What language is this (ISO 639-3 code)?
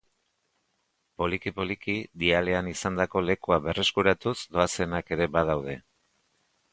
eus